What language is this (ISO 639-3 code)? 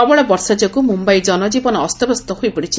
ori